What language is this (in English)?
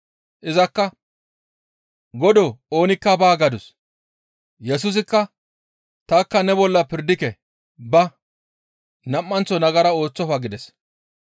Gamo